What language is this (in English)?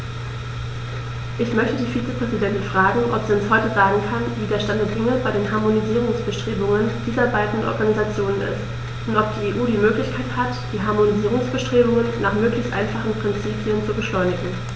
German